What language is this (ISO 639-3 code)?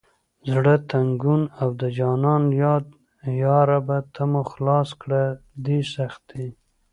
pus